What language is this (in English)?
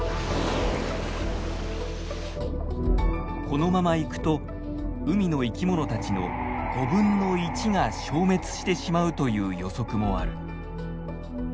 Japanese